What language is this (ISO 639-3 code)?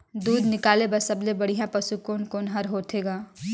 hne